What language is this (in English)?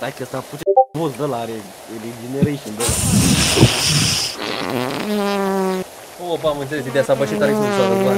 Romanian